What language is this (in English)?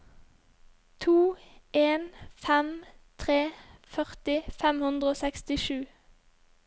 Norwegian